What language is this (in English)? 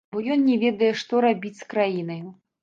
Belarusian